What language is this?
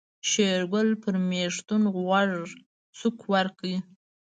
Pashto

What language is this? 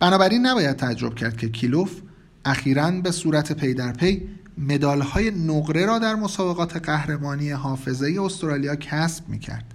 Persian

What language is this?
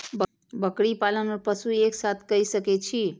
Maithili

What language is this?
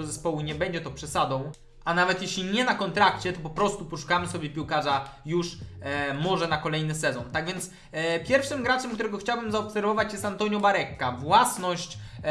Polish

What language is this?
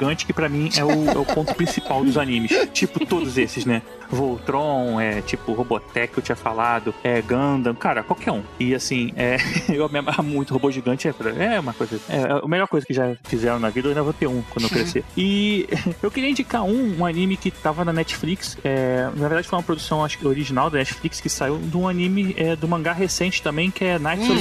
Portuguese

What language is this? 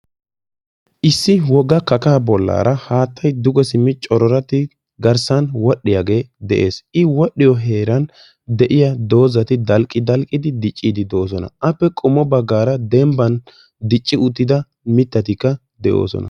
Wolaytta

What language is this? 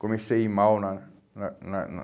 Portuguese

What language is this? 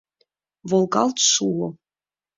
Mari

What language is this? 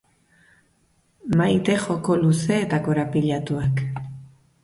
Basque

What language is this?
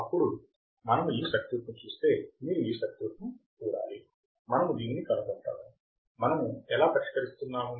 Telugu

